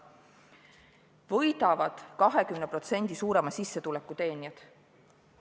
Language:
Estonian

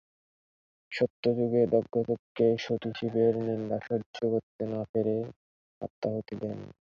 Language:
Bangla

